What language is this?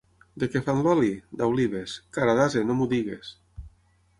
Catalan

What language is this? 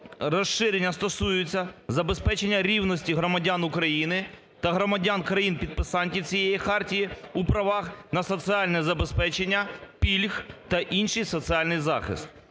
Ukrainian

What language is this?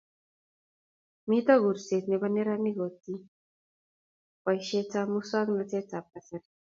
Kalenjin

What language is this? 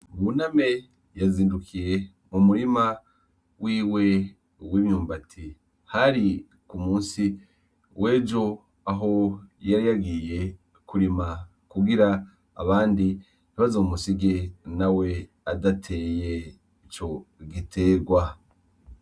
Rundi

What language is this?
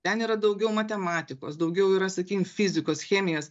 Lithuanian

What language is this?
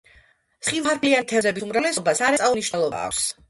Georgian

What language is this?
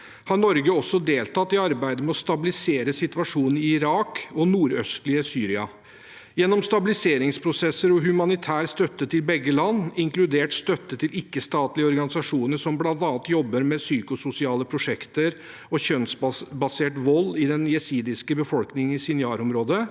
Norwegian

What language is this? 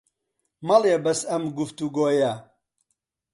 Central Kurdish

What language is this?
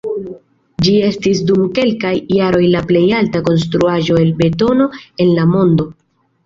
Esperanto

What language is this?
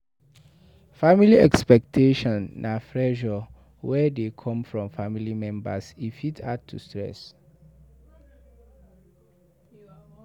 Nigerian Pidgin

